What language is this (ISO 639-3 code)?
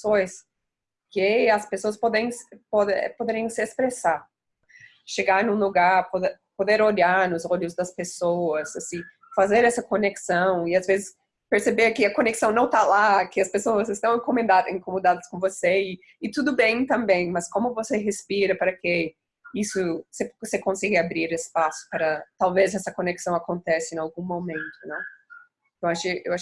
por